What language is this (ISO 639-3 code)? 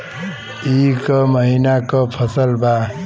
bho